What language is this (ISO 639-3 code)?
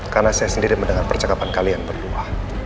ind